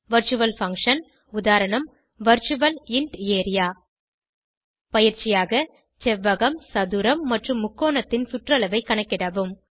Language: Tamil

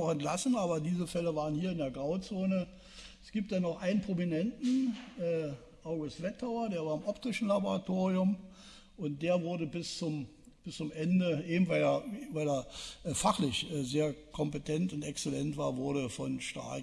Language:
German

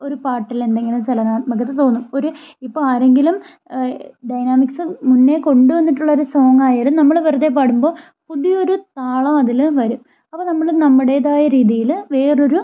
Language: Malayalam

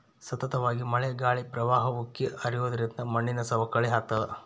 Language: Kannada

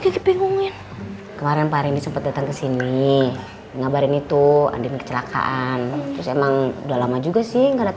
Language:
Indonesian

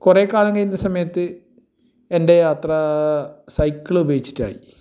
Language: Malayalam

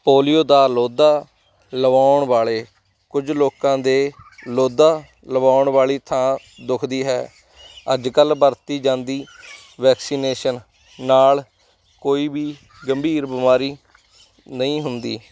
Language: Punjabi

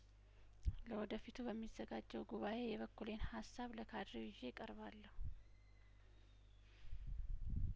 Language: Amharic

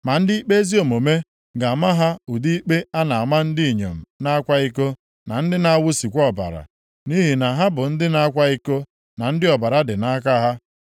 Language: Igbo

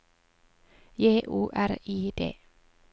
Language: Norwegian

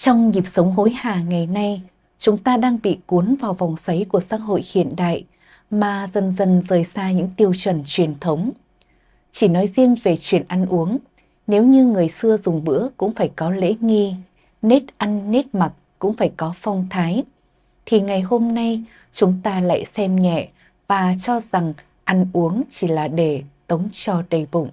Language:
Vietnamese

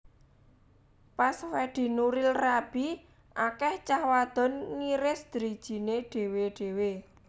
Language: Javanese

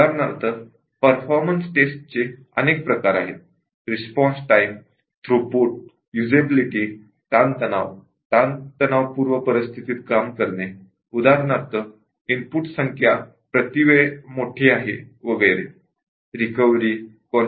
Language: Marathi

